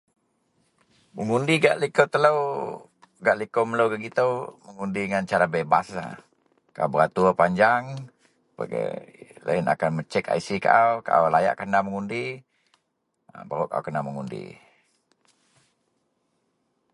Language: Central Melanau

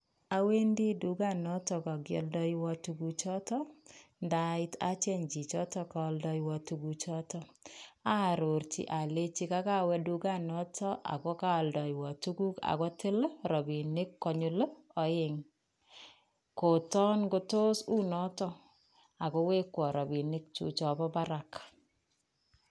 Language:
Kalenjin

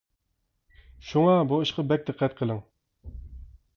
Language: Uyghur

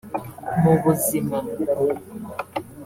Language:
Kinyarwanda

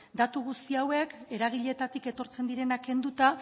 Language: Basque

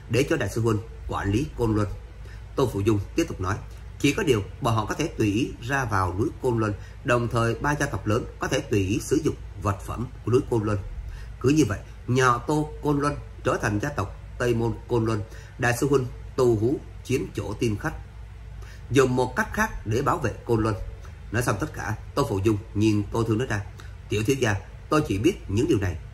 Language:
Vietnamese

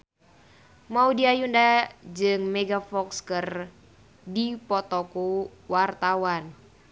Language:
Sundanese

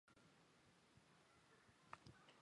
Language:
Chinese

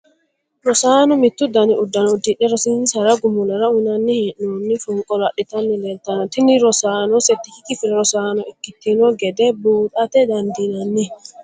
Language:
Sidamo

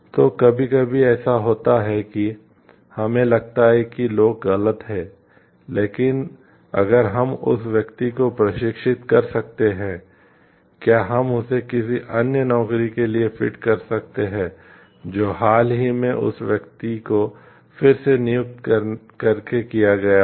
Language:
Hindi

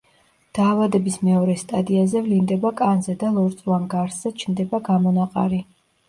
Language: Georgian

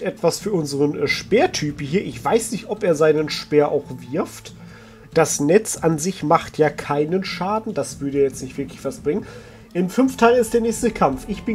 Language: German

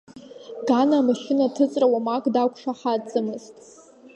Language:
Abkhazian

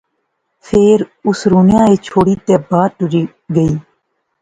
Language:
Pahari-Potwari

